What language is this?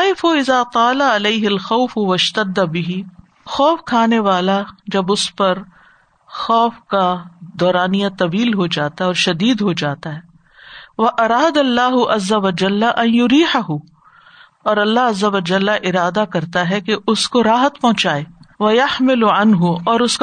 Urdu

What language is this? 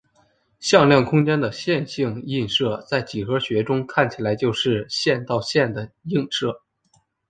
Chinese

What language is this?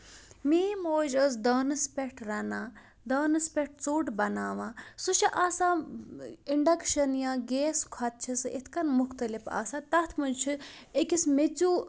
Kashmiri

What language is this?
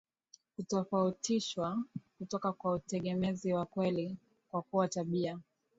Swahili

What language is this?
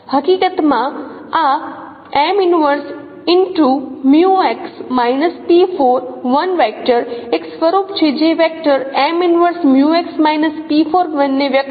Gujarati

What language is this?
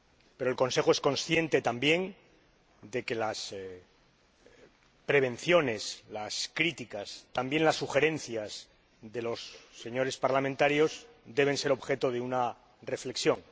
Spanish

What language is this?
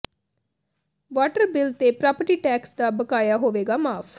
Punjabi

